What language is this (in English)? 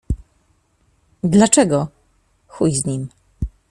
Polish